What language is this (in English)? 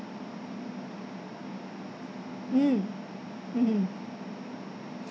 English